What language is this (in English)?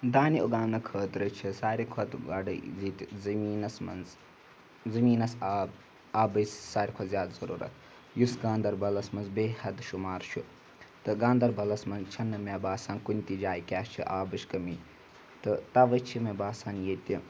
Kashmiri